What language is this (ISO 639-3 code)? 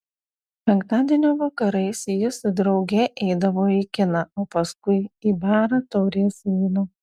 lit